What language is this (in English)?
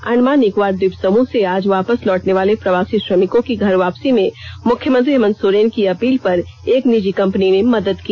Hindi